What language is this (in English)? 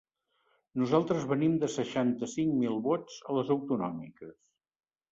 Catalan